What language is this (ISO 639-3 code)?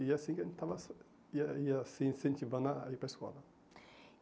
por